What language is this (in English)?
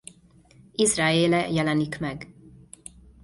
Hungarian